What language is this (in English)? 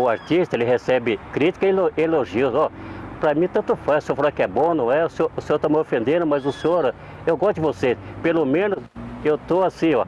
Portuguese